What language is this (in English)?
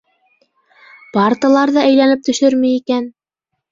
Bashkir